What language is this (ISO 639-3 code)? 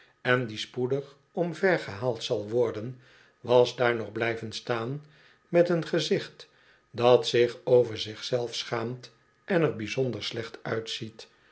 nld